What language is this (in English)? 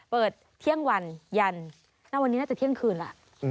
Thai